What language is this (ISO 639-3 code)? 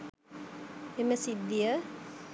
sin